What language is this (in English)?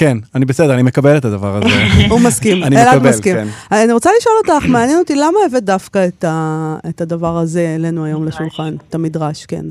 Hebrew